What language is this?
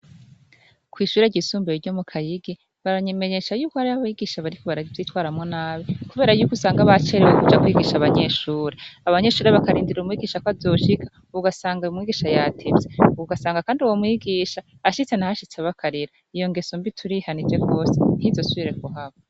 Rundi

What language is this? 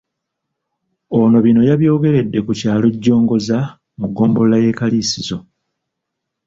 Ganda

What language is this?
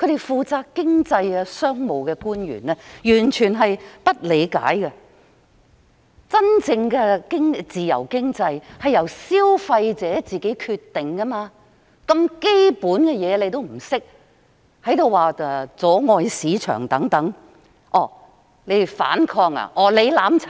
Cantonese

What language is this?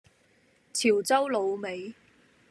Cantonese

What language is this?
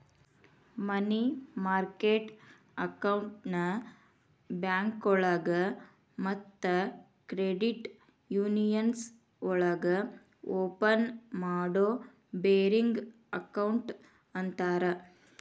Kannada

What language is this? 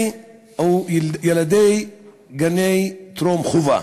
Hebrew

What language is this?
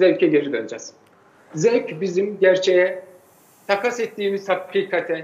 Turkish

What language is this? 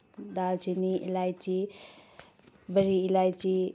Manipuri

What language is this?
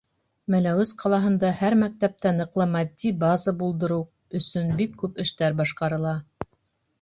Bashkir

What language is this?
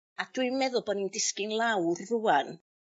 Welsh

